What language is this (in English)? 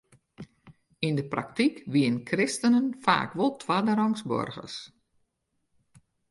Western Frisian